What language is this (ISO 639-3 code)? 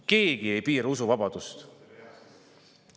est